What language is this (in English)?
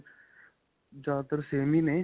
Punjabi